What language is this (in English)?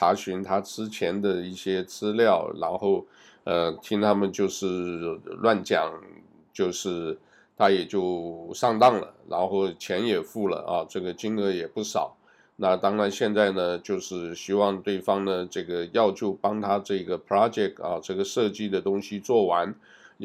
Chinese